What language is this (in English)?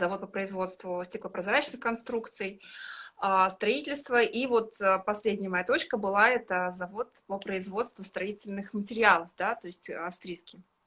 Russian